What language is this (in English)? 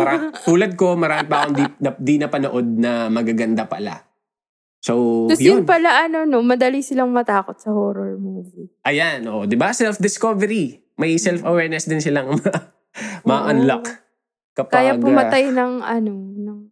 Filipino